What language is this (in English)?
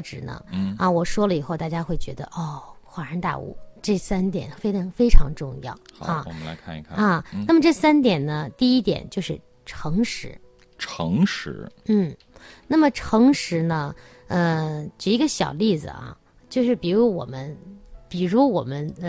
Chinese